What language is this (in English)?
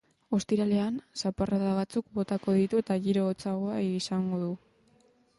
Basque